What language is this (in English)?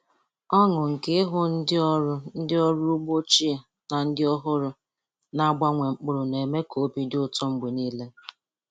Igbo